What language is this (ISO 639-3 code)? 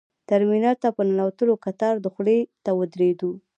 pus